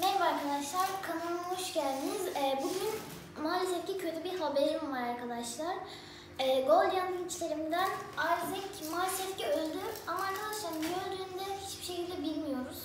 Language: Turkish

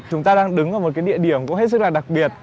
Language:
Vietnamese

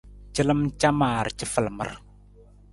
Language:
Nawdm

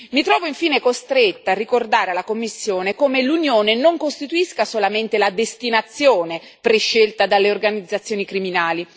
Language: Italian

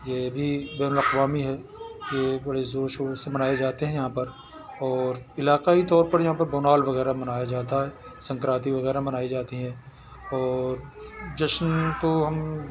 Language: Urdu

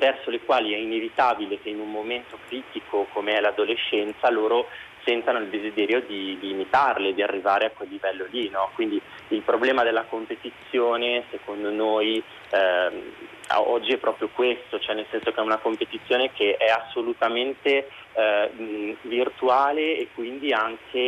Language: Italian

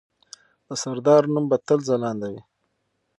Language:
Pashto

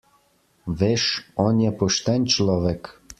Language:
Slovenian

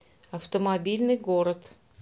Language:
Russian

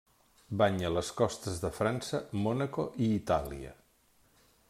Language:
Catalan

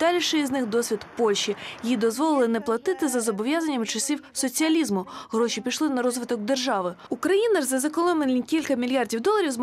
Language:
Ukrainian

